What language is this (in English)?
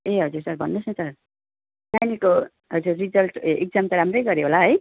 Nepali